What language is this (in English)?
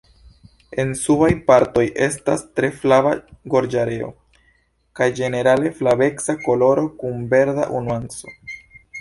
Esperanto